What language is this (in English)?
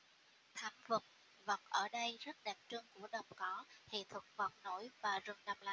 Vietnamese